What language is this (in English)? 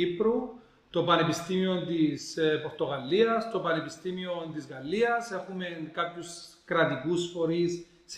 Greek